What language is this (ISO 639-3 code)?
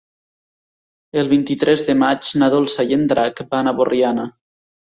cat